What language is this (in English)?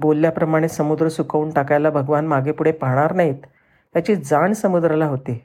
Marathi